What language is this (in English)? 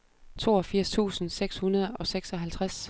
Danish